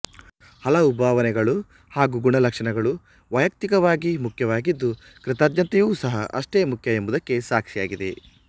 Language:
Kannada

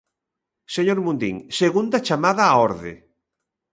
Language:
Galician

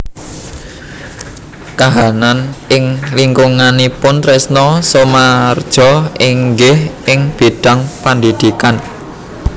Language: Javanese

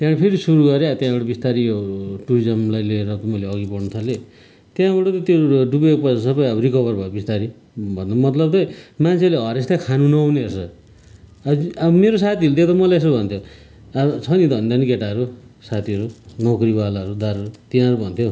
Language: Nepali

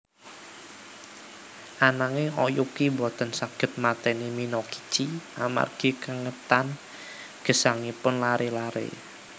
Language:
Javanese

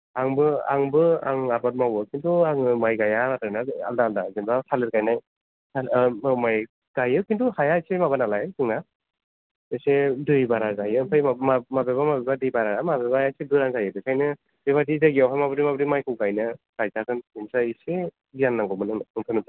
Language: Bodo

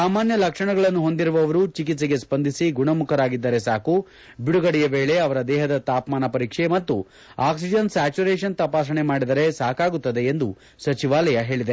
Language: Kannada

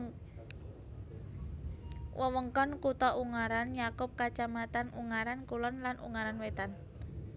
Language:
Javanese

